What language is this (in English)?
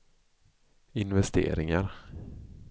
Swedish